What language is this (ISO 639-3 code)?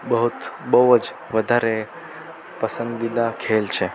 guj